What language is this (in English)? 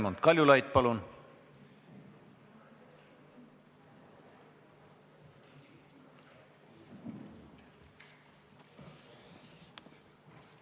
Estonian